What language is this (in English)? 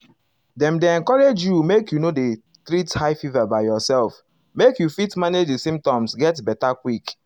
Nigerian Pidgin